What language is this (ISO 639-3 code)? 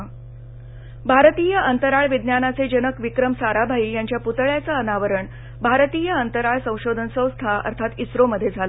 mar